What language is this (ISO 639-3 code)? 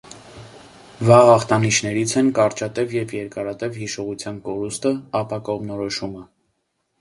hye